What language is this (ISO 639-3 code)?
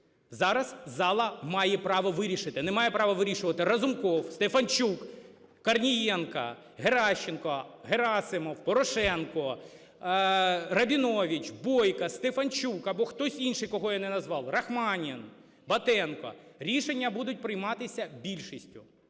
ukr